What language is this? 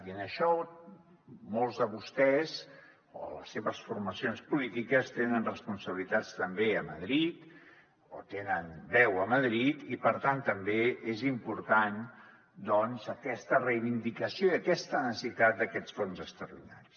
Catalan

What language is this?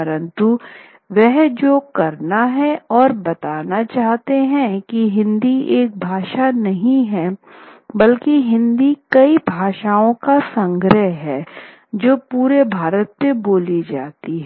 Hindi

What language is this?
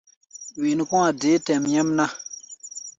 Gbaya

